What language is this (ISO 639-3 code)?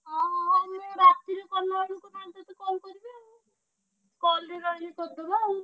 ori